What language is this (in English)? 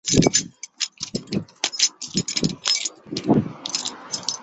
Chinese